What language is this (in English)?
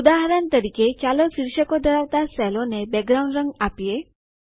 Gujarati